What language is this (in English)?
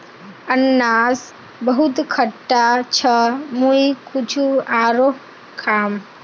Magahi